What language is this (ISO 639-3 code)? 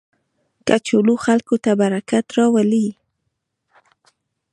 pus